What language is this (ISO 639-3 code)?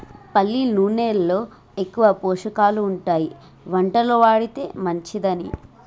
tel